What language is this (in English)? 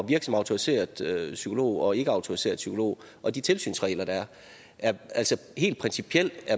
Danish